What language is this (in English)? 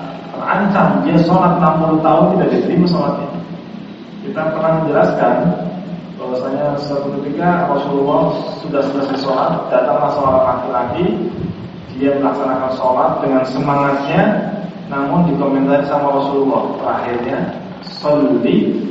Indonesian